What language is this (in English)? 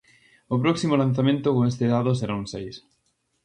Galician